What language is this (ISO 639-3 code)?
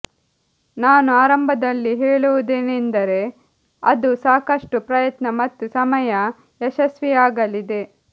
kan